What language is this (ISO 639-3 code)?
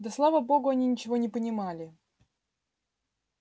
rus